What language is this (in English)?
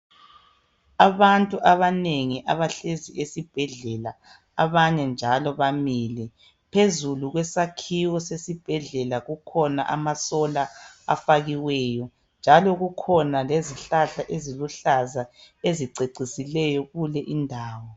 North Ndebele